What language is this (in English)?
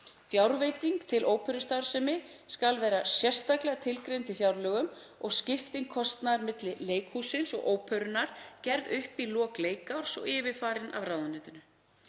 Icelandic